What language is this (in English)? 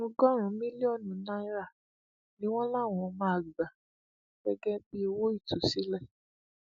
Yoruba